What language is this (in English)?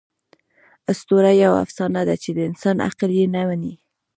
Pashto